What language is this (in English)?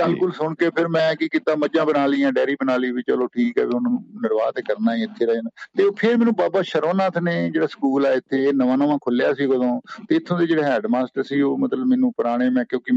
Punjabi